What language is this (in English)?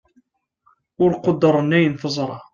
Kabyle